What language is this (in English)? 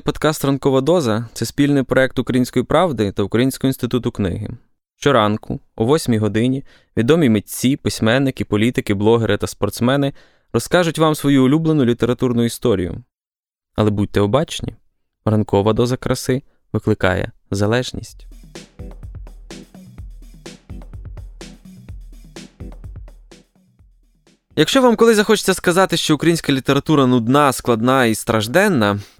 Ukrainian